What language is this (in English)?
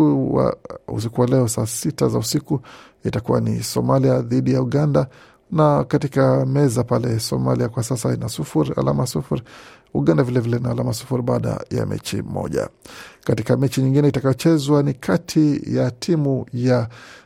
Swahili